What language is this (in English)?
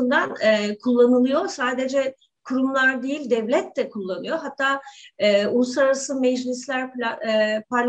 Turkish